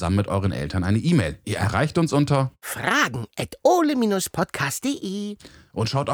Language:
German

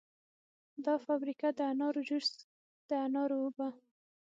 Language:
Pashto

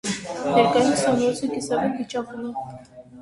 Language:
Armenian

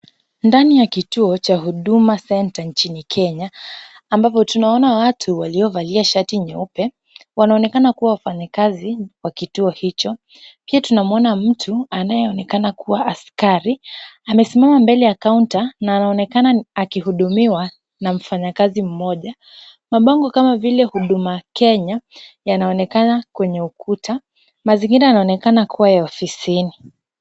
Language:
Swahili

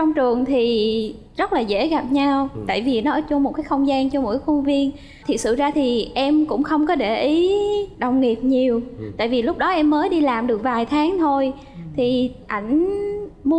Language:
Vietnamese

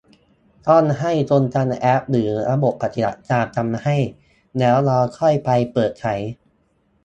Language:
Thai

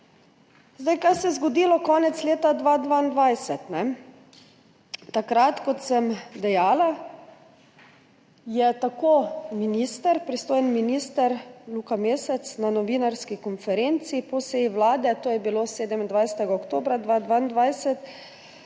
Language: Slovenian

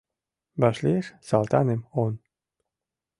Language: Mari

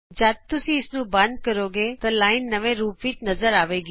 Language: Punjabi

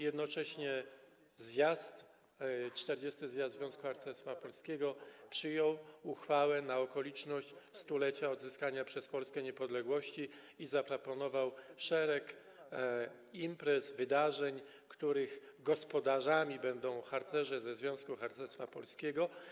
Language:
Polish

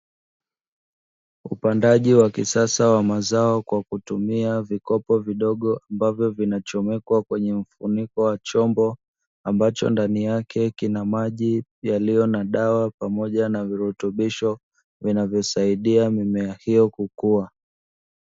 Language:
Swahili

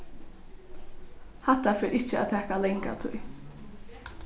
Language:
Faroese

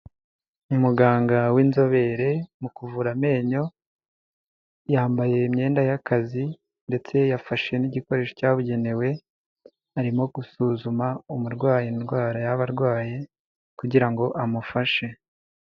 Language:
Kinyarwanda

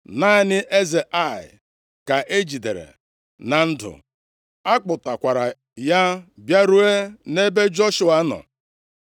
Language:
Igbo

